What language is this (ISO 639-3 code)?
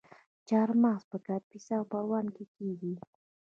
pus